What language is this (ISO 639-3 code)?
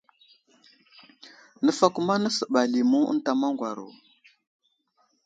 udl